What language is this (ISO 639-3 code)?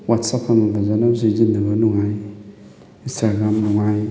mni